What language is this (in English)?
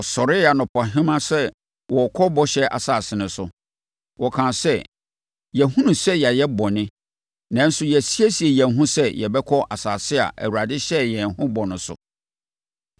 Akan